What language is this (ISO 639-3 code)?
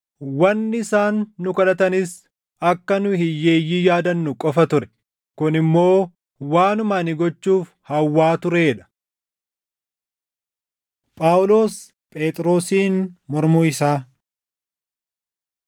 orm